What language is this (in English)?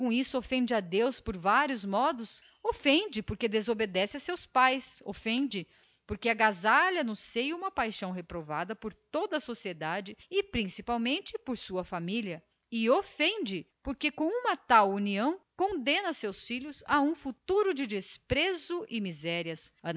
Portuguese